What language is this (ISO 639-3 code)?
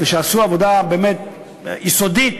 heb